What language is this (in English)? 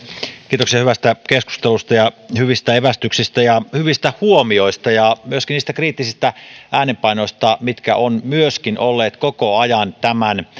Finnish